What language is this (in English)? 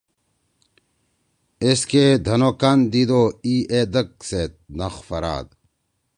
Torwali